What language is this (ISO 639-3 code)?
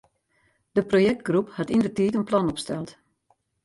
fry